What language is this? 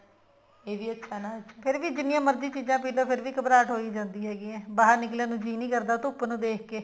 Punjabi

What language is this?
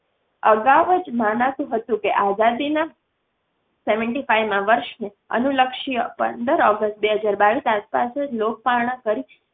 Gujarati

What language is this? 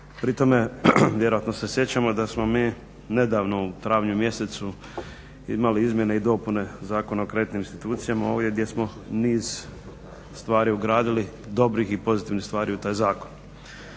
Croatian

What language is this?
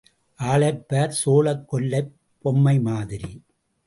Tamil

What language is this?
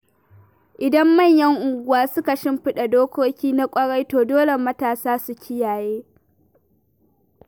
Hausa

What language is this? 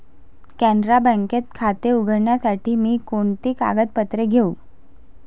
Marathi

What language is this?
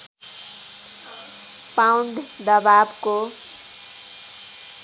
Nepali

